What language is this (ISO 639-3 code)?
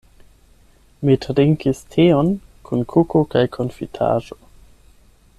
epo